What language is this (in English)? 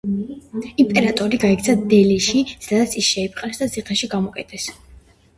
Georgian